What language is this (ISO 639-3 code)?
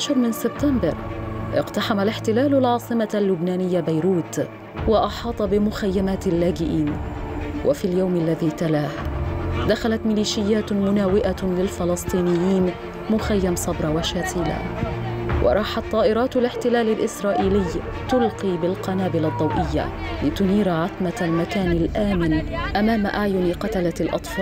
ara